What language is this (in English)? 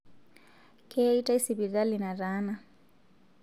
Masai